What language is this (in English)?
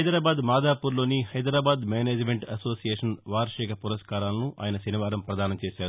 Telugu